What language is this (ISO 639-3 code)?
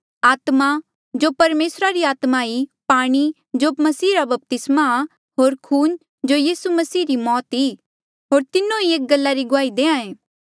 mjl